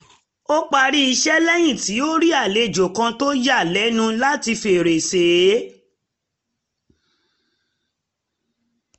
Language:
Yoruba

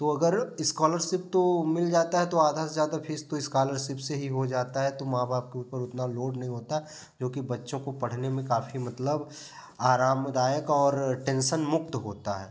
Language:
Hindi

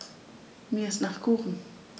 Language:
German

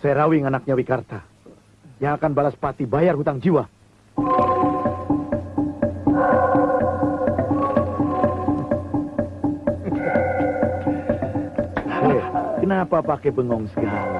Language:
Indonesian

